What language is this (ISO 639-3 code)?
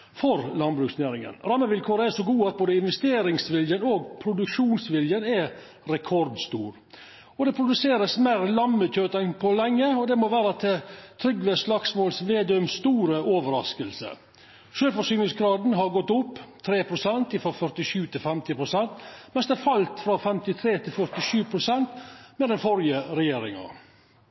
nno